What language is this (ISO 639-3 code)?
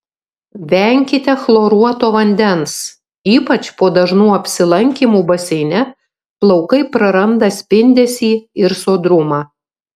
lit